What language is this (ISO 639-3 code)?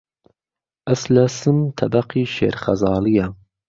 ckb